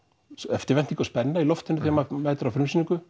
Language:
Icelandic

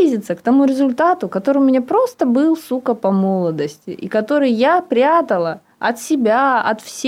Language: Russian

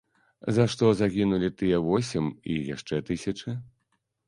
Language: Belarusian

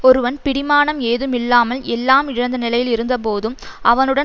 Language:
Tamil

